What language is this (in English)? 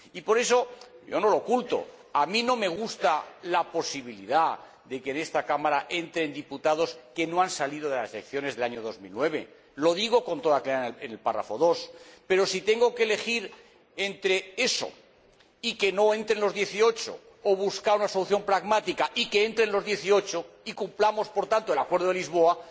Spanish